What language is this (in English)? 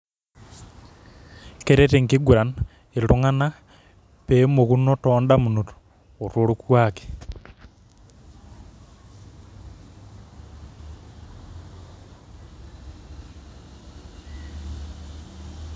Masai